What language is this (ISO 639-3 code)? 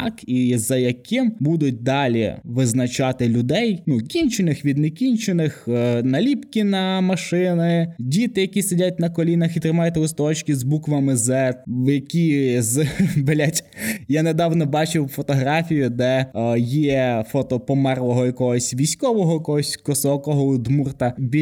ukr